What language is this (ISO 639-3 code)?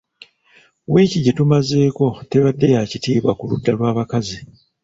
lug